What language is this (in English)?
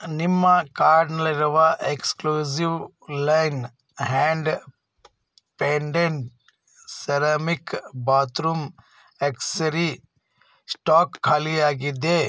Kannada